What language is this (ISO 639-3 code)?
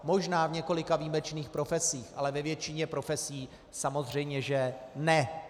ces